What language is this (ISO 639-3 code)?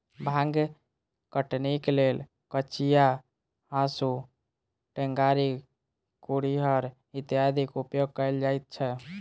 mai